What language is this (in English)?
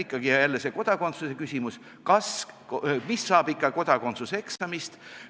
Estonian